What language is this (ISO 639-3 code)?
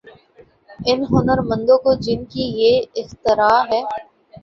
urd